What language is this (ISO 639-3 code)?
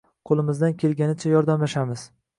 uzb